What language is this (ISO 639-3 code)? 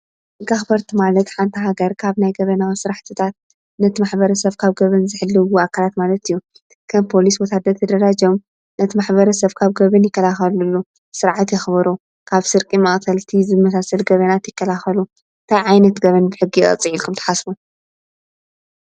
tir